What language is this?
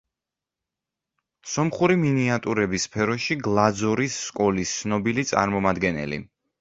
Georgian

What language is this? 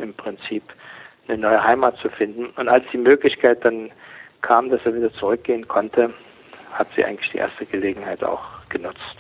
German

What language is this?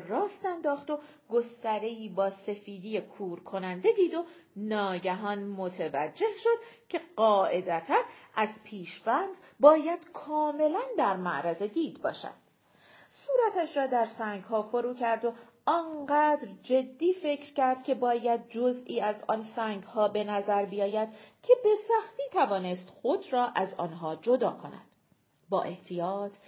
Persian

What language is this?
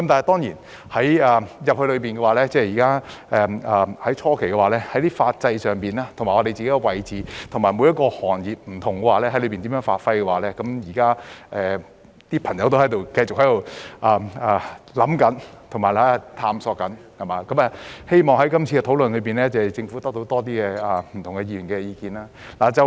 Cantonese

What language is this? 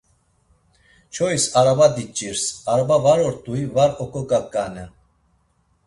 Laz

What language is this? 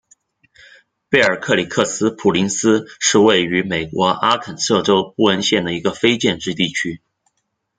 Chinese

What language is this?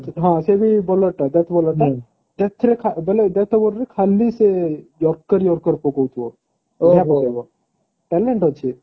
Odia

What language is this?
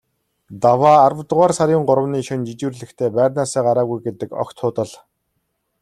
Mongolian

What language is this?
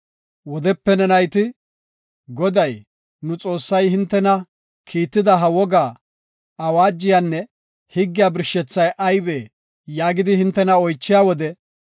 Gofa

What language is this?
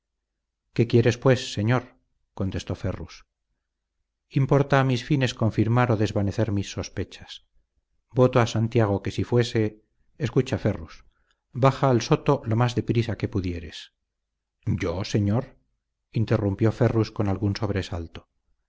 Spanish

